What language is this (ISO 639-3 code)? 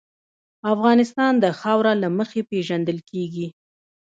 pus